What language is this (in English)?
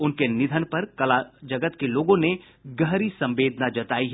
Hindi